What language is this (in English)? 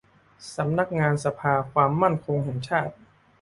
Thai